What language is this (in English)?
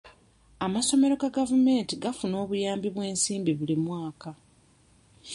Ganda